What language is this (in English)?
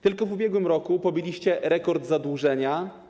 Polish